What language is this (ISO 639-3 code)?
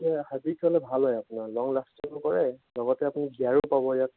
asm